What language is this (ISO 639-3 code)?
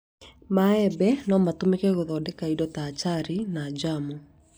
kik